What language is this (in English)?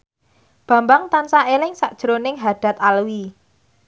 Javanese